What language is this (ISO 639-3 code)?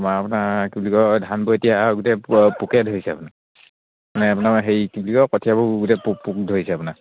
asm